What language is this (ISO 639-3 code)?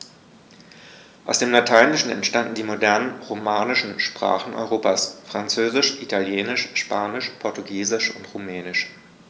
deu